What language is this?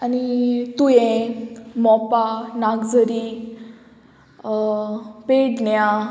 Konkani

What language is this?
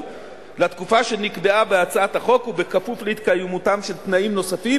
Hebrew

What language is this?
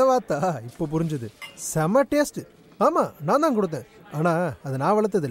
Tamil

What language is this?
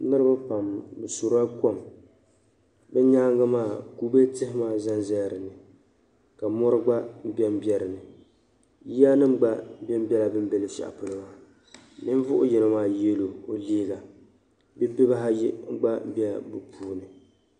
Dagbani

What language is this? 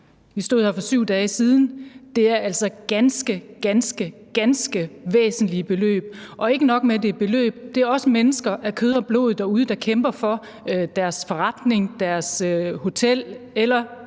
Danish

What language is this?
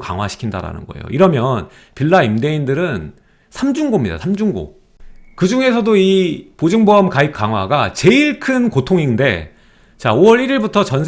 Korean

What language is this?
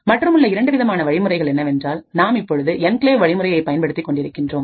Tamil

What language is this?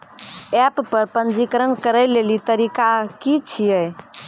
Maithili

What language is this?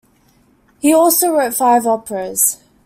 English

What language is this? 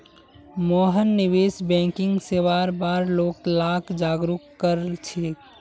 Magahi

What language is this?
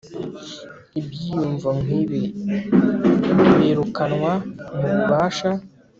Kinyarwanda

